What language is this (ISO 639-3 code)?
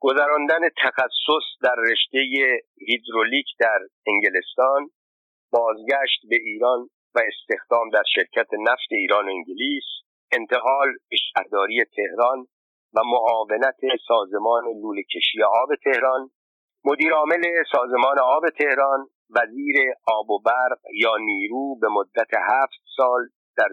fas